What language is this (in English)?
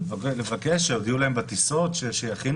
Hebrew